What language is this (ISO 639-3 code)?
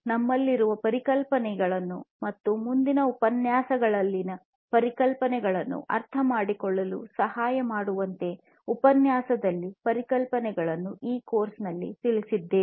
kan